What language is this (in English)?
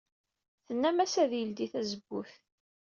Kabyle